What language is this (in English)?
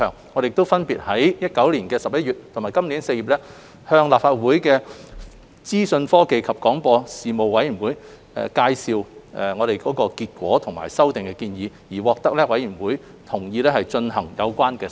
Cantonese